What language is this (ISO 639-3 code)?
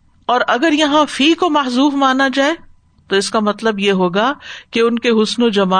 urd